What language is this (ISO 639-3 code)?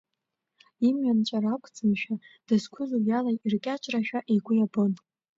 abk